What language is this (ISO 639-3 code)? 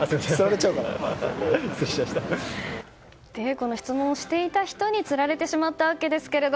jpn